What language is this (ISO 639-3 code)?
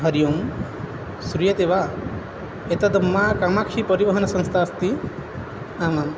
san